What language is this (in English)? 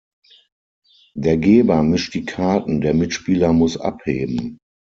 German